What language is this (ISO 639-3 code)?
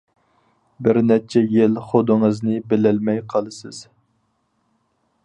uig